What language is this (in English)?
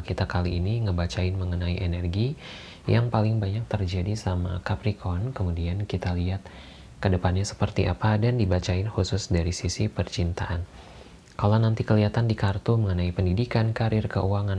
Indonesian